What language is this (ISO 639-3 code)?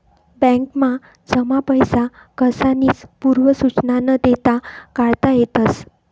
mar